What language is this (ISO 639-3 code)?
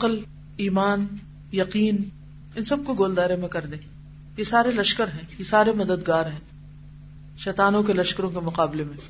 urd